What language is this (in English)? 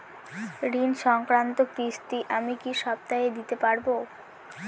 Bangla